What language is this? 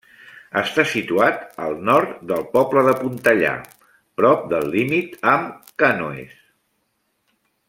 Catalan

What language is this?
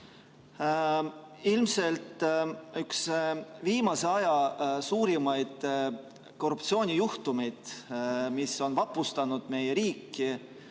Estonian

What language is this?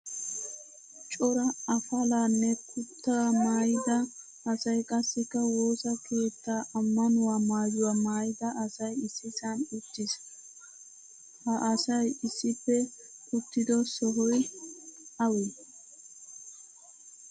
Wolaytta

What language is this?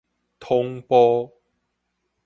Min Nan Chinese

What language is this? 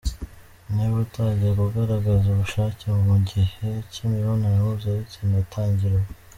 Kinyarwanda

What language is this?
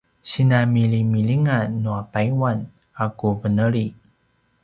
Paiwan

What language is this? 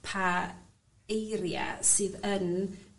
Welsh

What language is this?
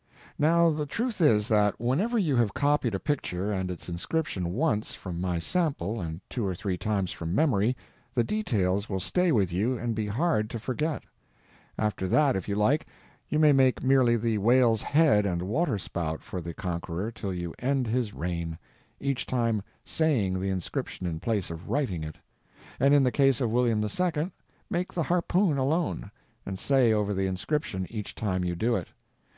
English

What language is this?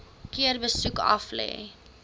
Afrikaans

